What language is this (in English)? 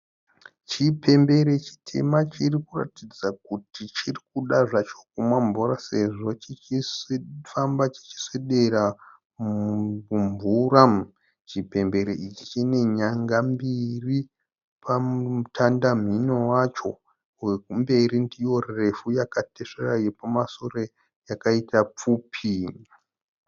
Shona